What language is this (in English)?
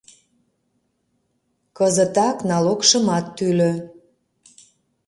Mari